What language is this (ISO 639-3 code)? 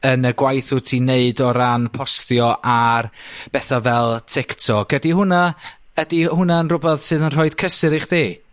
cym